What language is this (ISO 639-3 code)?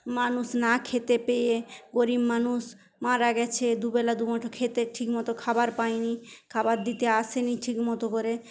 ben